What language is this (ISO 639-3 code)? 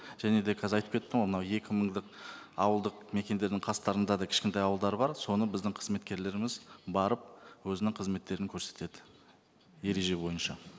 kaz